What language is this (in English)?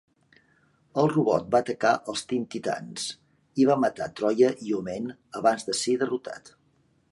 Catalan